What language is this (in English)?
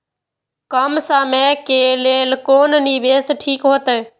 Maithili